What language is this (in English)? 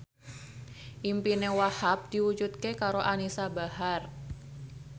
Javanese